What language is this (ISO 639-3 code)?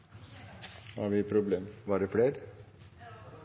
nob